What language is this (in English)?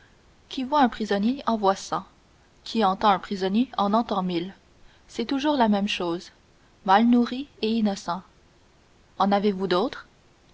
French